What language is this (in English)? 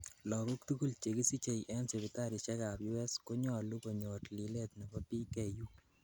Kalenjin